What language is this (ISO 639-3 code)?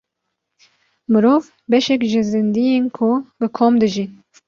kur